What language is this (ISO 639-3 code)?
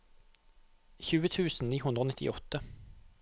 nor